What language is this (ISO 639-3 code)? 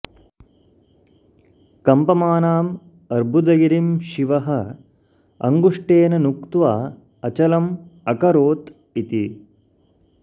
san